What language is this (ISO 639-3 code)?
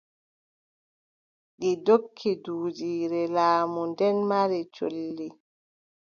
fub